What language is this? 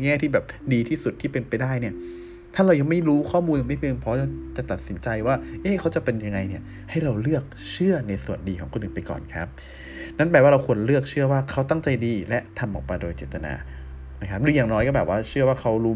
Thai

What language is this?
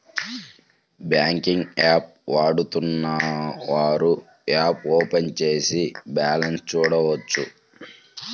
Telugu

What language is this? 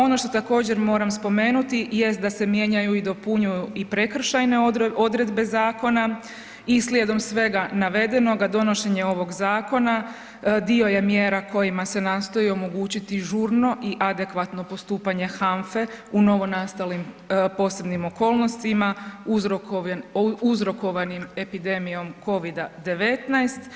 Croatian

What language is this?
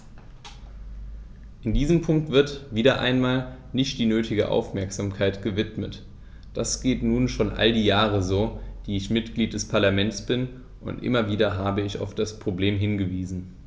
German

